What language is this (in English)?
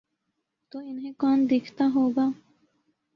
Urdu